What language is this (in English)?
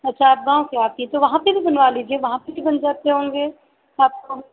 Hindi